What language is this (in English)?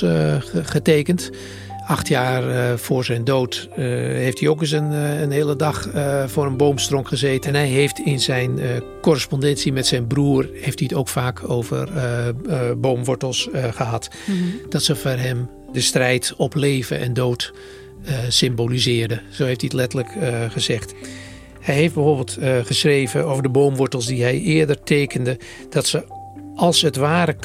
Dutch